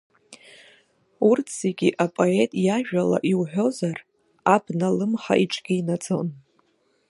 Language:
Abkhazian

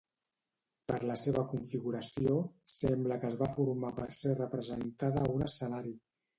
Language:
Catalan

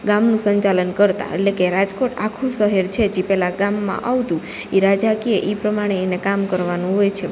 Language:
Gujarati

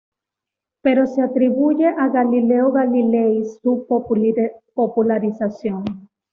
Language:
Spanish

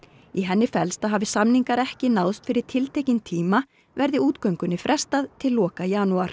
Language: Icelandic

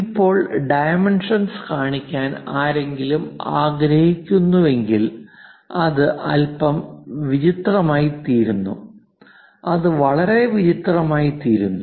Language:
Malayalam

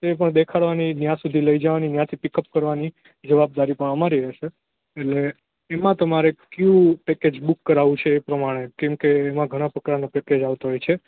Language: Gujarati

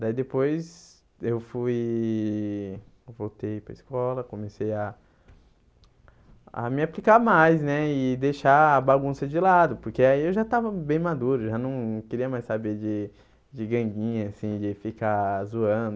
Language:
Portuguese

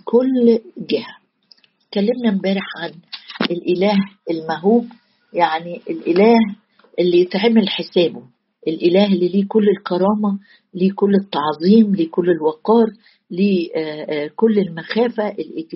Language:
Arabic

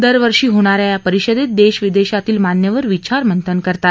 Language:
Marathi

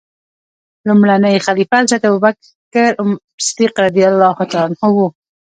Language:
Pashto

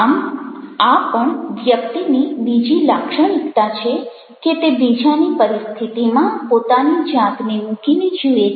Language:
Gujarati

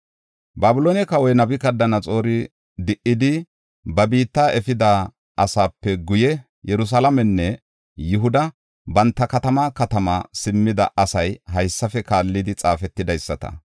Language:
Gofa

